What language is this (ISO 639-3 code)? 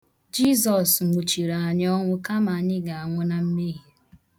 ibo